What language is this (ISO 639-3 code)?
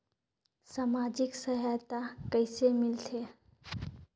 hne